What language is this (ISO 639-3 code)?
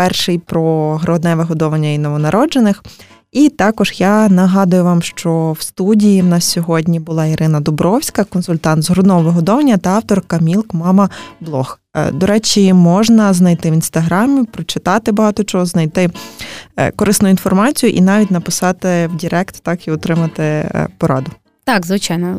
ukr